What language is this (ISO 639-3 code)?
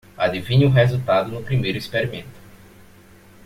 por